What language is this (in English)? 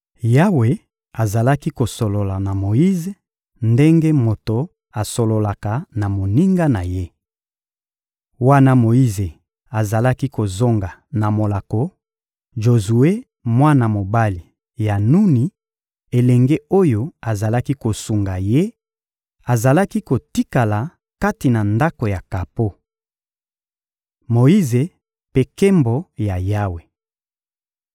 Lingala